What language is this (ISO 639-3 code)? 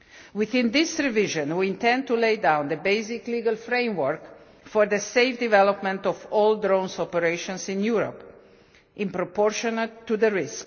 eng